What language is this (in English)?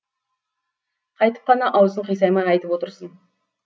Kazakh